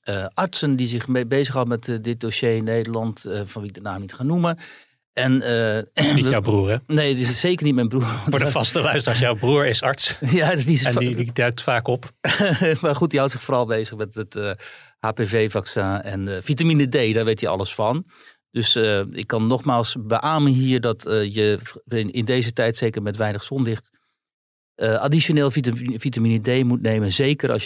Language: Dutch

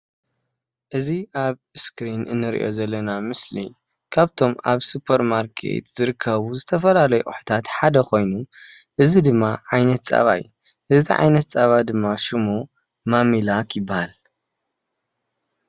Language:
Tigrinya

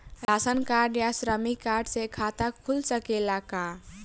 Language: Bhojpuri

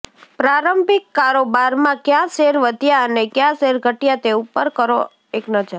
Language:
Gujarati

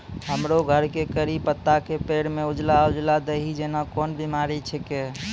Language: Maithili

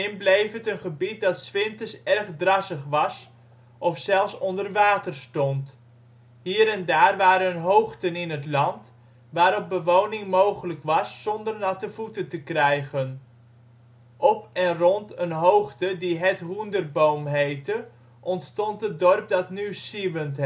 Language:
Dutch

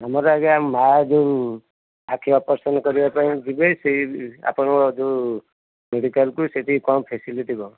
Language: Odia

